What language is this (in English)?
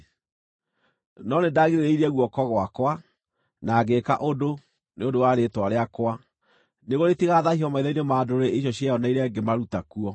Kikuyu